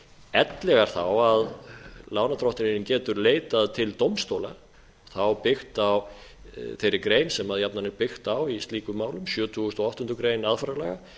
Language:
Icelandic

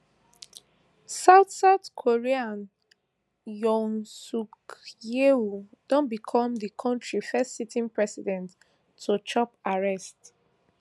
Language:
Nigerian Pidgin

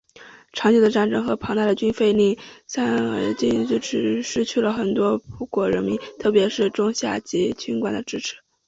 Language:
Chinese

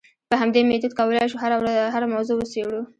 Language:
Pashto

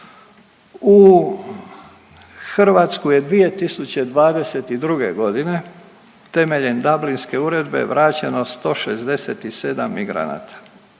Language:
Croatian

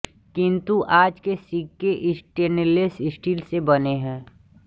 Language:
Hindi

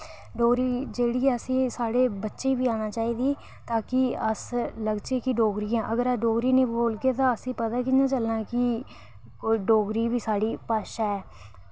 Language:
Dogri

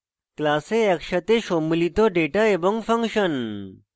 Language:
Bangla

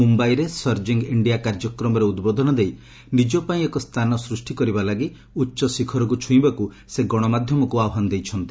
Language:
Odia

